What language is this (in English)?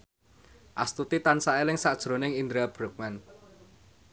Javanese